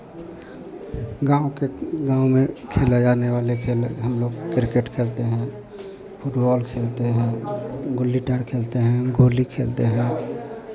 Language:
Hindi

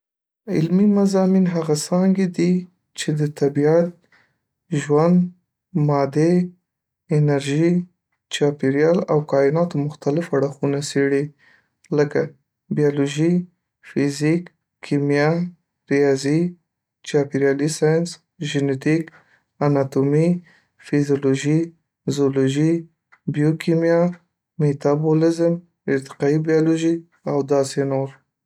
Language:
Pashto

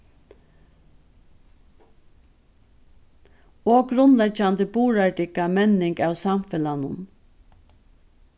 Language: Faroese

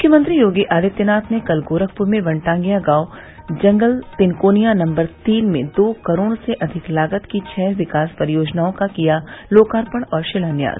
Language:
Hindi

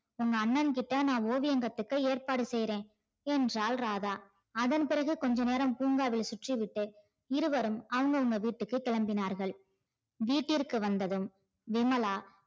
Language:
Tamil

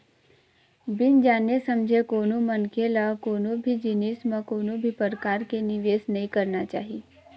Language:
Chhattisgarhi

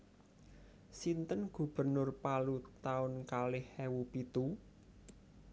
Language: Javanese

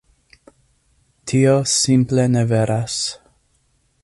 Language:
Esperanto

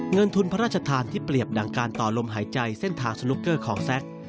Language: Thai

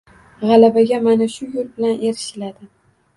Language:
Uzbek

